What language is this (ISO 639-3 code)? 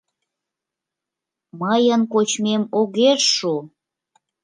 chm